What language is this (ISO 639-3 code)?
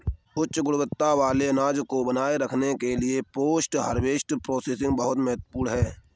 hin